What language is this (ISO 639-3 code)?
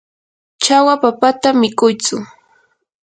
qur